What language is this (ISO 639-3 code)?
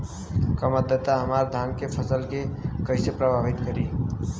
bho